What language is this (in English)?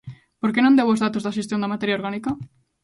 Galician